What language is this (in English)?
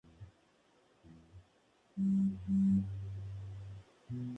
Spanish